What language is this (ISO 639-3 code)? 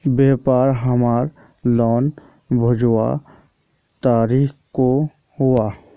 mag